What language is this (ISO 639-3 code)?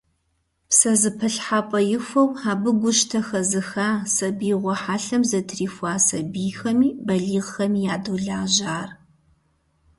kbd